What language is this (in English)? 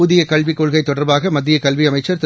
Tamil